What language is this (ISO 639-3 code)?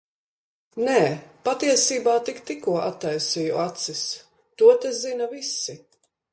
lav